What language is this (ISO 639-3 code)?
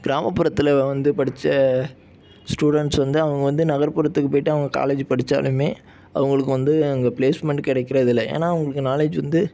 tam